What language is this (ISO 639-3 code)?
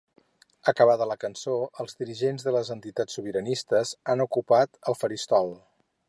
cat